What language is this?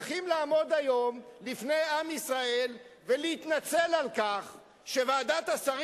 Hebrew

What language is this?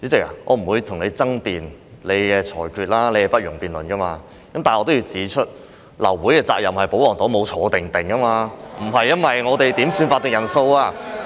Cantonese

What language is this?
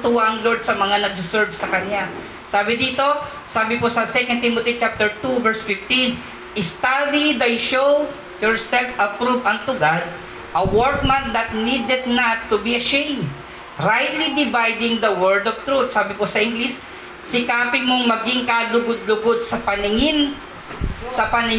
Filipino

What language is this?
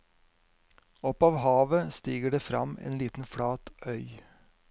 Norwegian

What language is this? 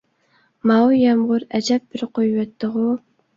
Uyghur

